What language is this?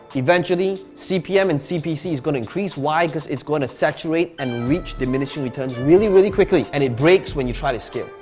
English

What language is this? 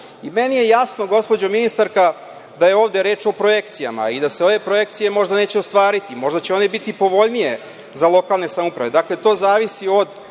Serbian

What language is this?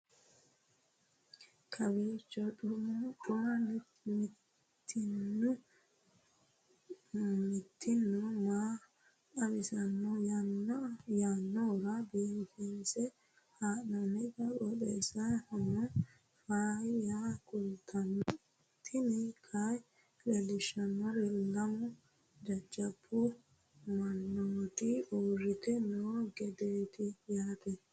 Sidamo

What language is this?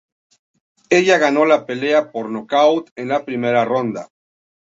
Spanish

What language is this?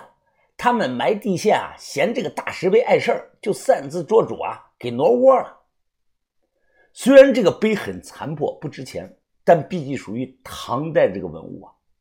Chinese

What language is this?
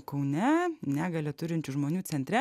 Lithuanian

